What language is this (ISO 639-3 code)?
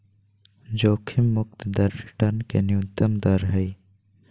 mag